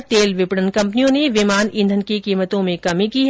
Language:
Hindi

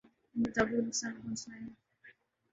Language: Urdu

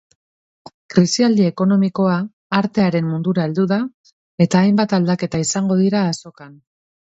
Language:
Basque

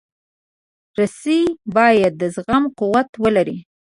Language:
Pashto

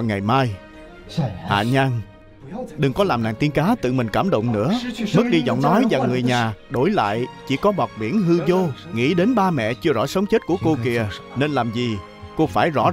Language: Vietnamese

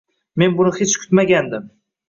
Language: Uzbek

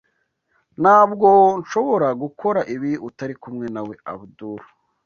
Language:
Kinyarwanda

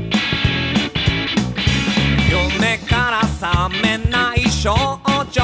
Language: Thai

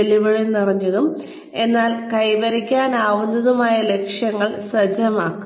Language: Malayalam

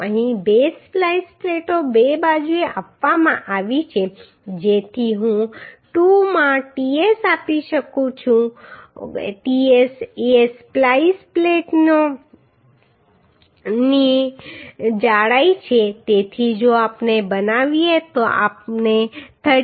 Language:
Gujarati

